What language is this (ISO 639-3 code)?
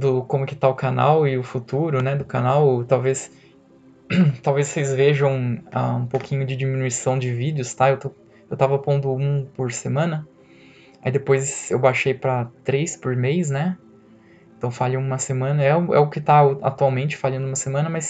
por